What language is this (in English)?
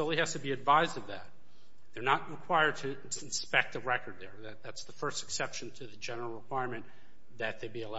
English